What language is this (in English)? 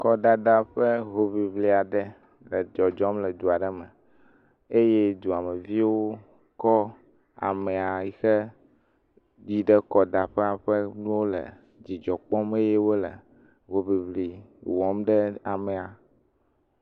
Ewe